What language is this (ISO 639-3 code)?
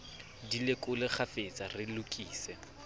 sot